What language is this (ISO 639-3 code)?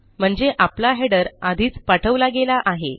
mar